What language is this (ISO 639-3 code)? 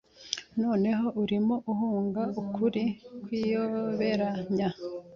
kin